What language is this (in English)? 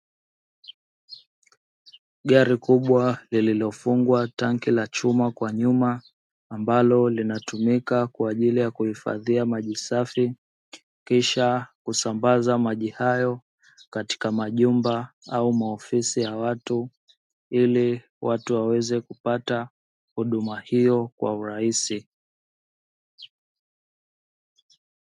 Swahili